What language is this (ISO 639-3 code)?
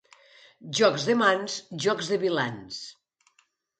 cat